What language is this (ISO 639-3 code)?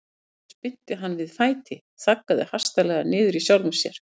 isl